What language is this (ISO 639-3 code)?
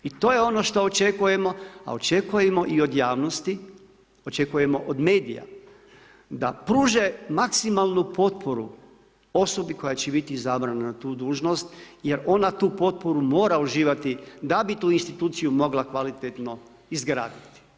hrv